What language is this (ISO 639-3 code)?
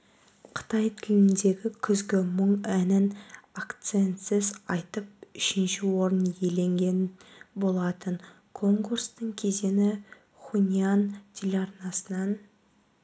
kaz